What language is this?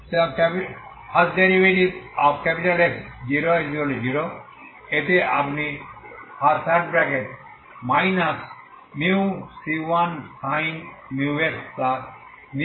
Bangla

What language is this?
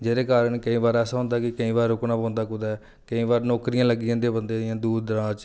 Dogri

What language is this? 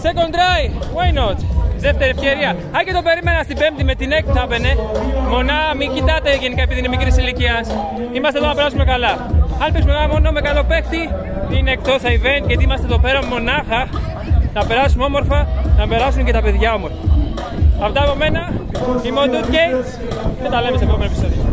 Greek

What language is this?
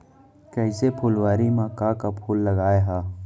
Chhattisgarhi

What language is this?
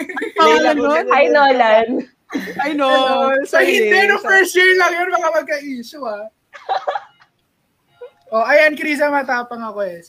Filipino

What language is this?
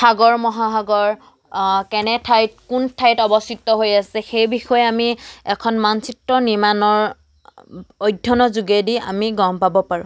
Assamese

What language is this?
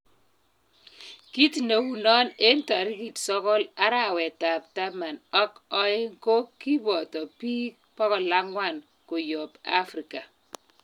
Kalenjin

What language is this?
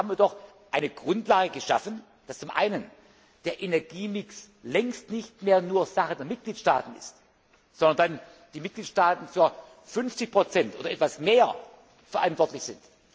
German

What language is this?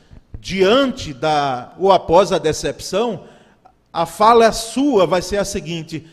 Portuguese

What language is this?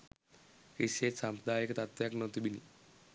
Sinhala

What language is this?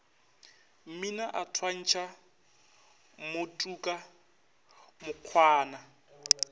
Northern Sotho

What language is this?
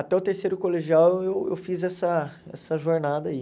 Portuguese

